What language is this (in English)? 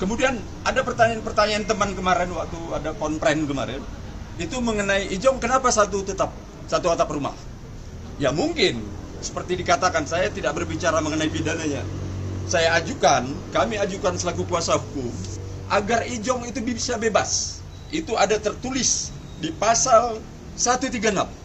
Indonesian